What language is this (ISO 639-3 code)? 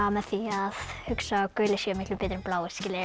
isl